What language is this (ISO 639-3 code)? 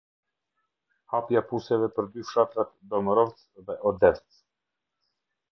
sqi